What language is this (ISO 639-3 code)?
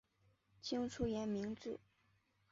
zho